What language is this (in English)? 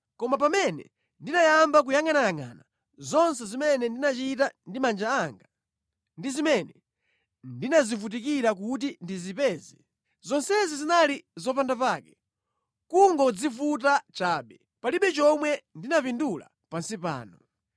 Nyanja